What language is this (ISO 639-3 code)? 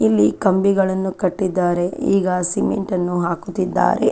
kan